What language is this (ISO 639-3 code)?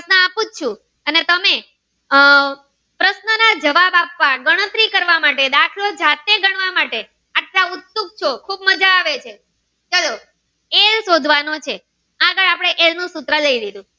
guj